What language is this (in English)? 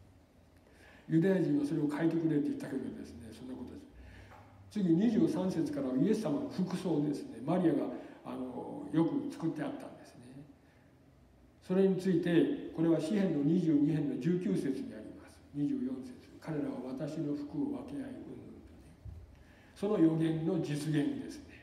Japanese